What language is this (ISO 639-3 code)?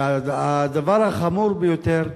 heb